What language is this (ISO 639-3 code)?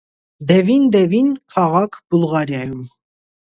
hye